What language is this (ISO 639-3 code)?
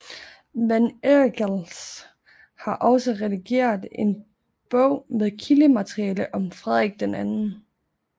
dan